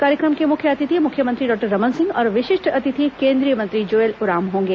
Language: Hindi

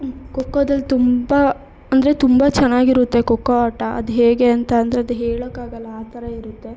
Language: Kannada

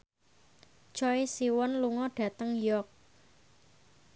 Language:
Javanese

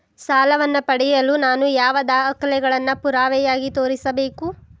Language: Kannada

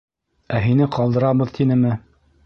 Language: Bashkir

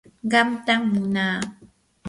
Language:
Yanahuanca Pasco Quechua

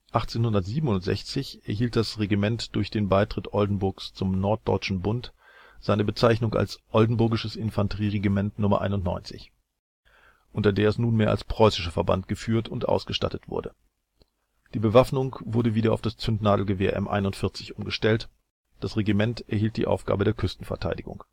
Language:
German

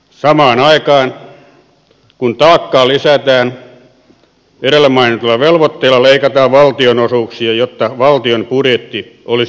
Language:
Finnish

